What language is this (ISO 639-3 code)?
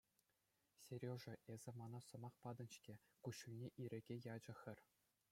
chv